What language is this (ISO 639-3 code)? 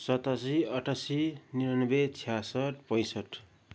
nep